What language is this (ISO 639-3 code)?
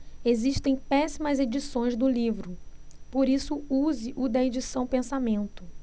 por